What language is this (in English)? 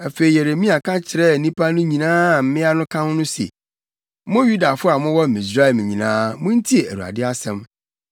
Akan